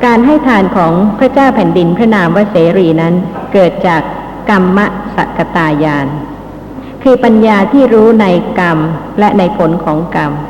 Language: Thai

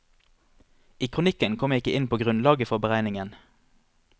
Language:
Norwegian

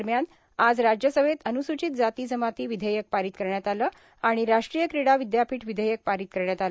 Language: Marathi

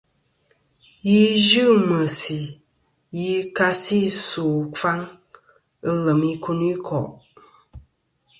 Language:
Kom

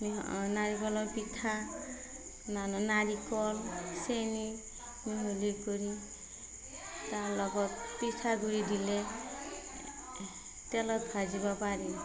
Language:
Assamese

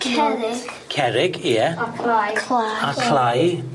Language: Welsh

